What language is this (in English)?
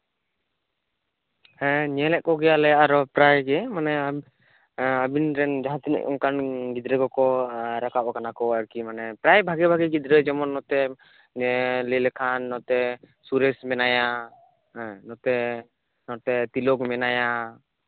Santali